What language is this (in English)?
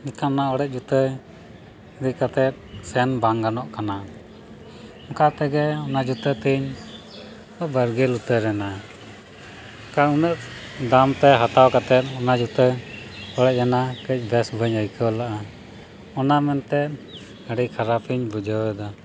Santali